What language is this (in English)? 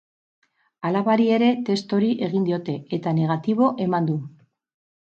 Basque